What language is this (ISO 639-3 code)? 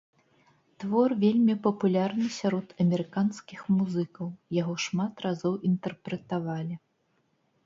bel